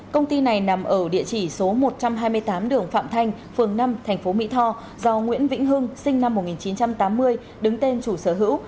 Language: Vietnamese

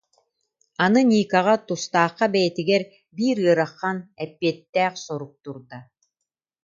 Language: Yakut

